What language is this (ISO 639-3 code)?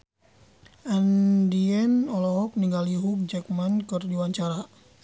sun